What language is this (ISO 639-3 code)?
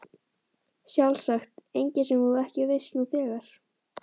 isl